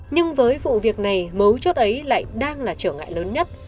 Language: Vietnamese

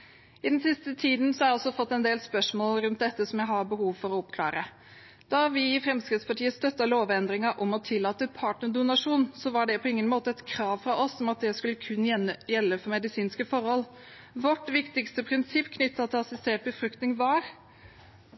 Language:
Norwegian Bokmål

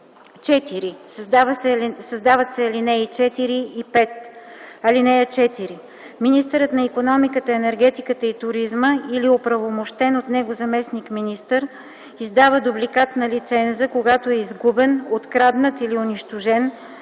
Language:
Bulgarian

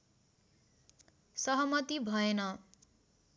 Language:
Nepali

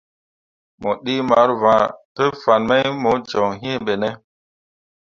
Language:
Mundang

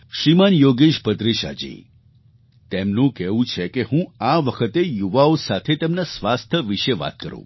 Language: Gujarati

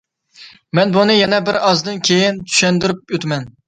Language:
Uyghur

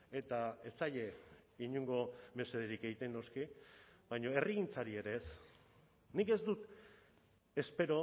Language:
Basque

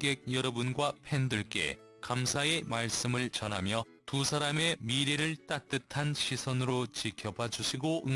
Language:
Korean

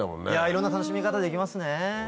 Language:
Japanese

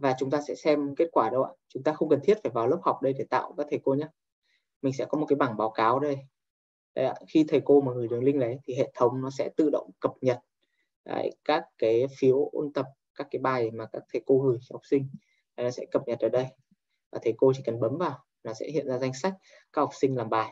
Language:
Vietnamese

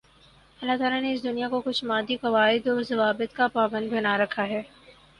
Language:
Urdu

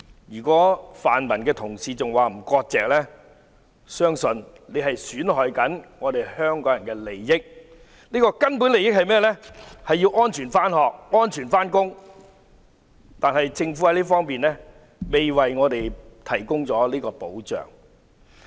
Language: Cantonese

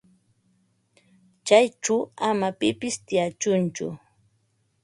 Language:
Ambo-Pasco Quechua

